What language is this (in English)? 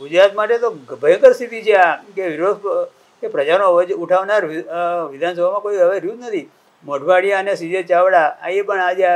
Gujarati